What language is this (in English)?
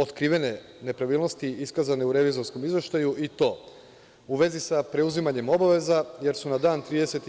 Serbian